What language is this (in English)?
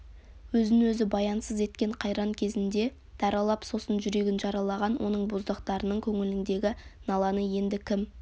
Kazakh